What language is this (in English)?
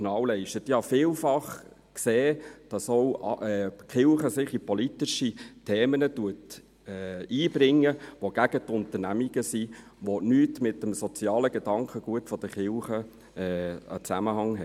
Swiss German